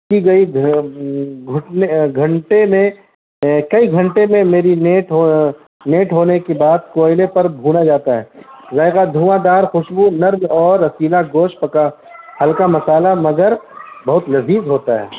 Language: Urdu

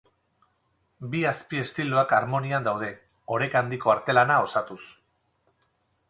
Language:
Basque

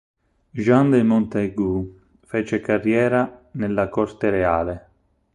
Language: Italian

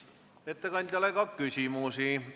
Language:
Estonian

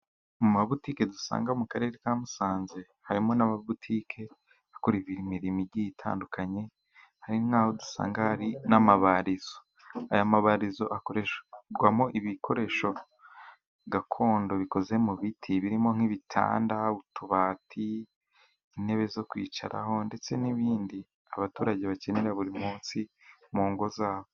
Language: Kinyarwanda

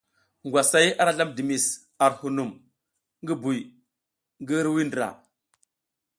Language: South Giziga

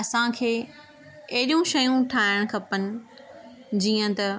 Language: Sindhi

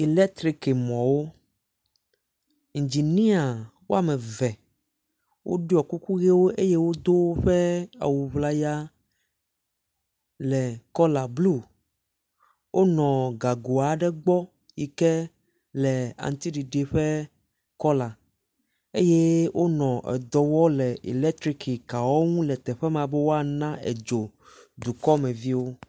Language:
Ewe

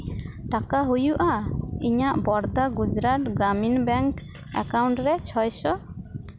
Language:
Santali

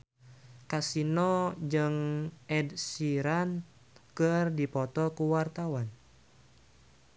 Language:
Sundanese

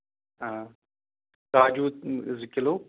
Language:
Kashmiri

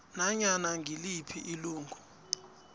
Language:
South Ndebele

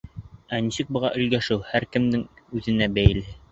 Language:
Bashkir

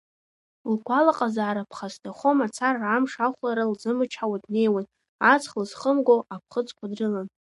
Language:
Abkhazian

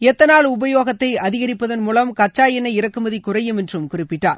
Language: Tamil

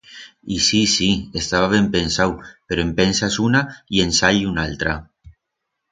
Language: Aragonese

